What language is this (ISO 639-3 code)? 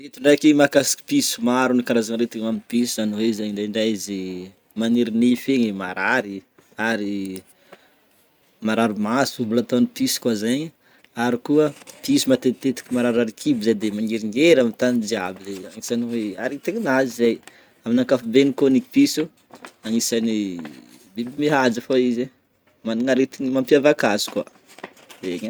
bmm